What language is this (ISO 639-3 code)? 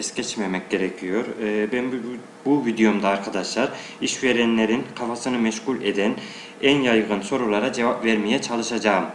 tur